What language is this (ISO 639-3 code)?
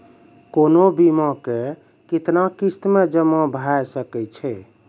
mai